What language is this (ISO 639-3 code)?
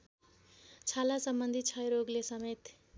nep